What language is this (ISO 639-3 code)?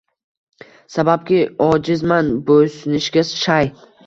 uzb